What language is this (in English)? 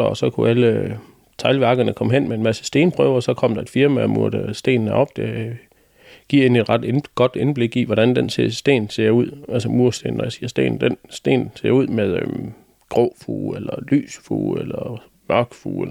Danish